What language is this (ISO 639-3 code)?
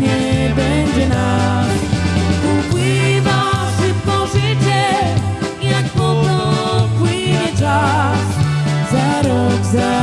pol